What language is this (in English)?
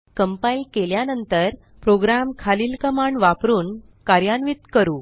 Marathi